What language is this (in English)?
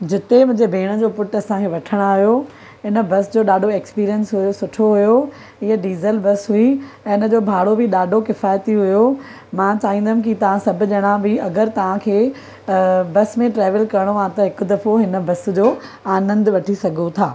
Sindhi